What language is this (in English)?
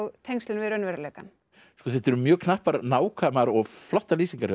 Icelandic